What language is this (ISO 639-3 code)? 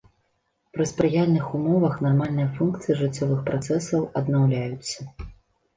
bel